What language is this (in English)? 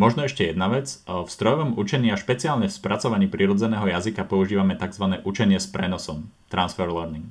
Slovak